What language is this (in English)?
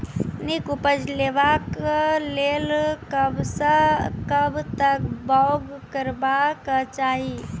Maithili